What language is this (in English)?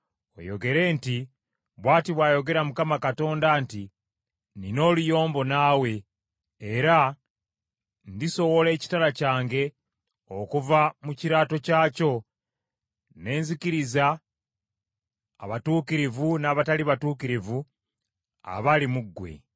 Ganda